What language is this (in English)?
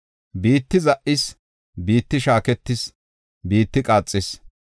Gofa